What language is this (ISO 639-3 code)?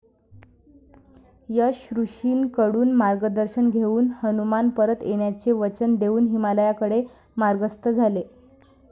mar